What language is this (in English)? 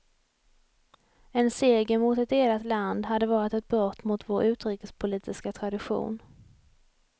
Swedish